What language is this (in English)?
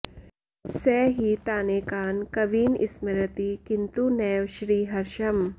Sanskrit